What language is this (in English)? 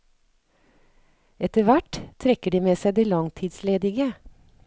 Norwegian